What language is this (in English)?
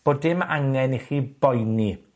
Welsh